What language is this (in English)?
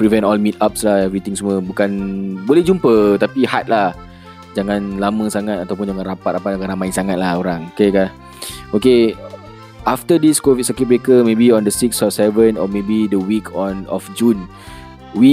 Malay